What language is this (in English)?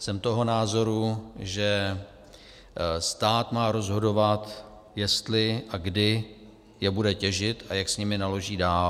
Czech